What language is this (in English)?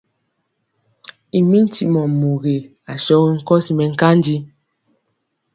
Mpiemo